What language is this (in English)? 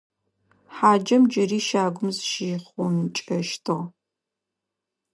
Adyghe